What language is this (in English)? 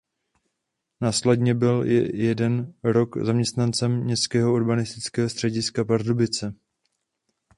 Czech